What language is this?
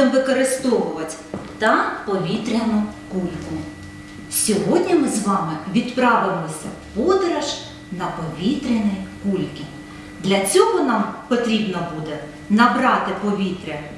Ukrainian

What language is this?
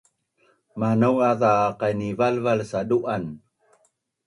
Bunun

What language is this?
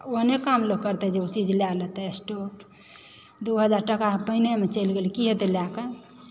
Maithili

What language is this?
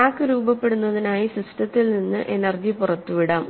Malayalam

